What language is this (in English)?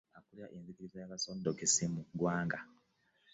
Ganda